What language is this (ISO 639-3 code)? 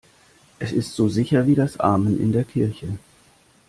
deu